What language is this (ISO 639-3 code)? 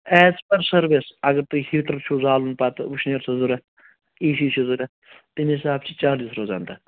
kas